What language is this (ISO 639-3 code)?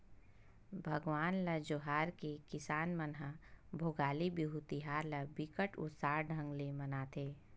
hne